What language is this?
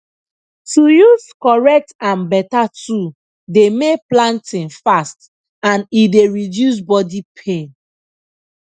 Nigerian Pidgin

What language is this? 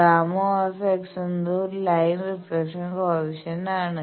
Malayalam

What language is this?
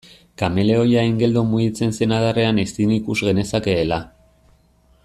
Basque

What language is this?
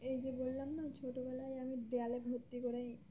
Bangla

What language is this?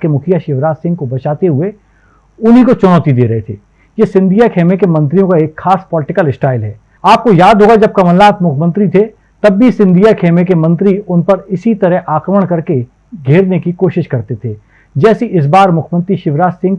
Hindi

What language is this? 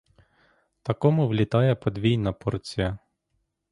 Ukrainian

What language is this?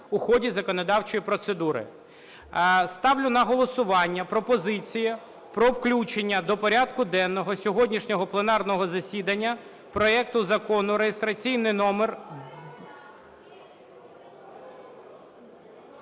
Ukrainian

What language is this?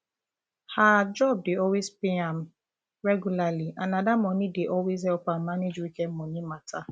Nigerian Pidgin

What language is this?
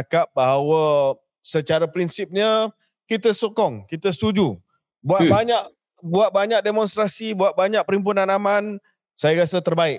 Malay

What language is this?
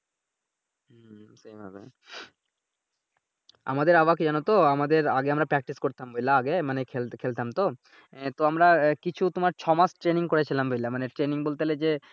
Bangla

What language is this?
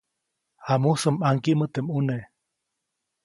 Copainalá Zoque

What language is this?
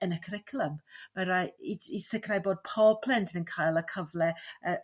Welsh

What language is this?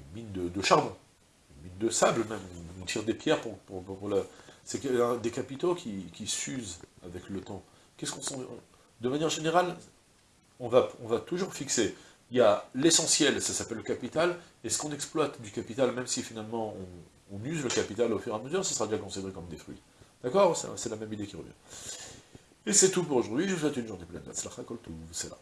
French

